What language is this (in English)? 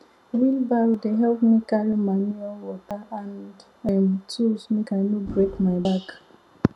Nigerian Pidgin